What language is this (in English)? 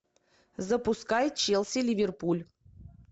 Russian